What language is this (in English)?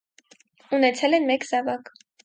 Armenian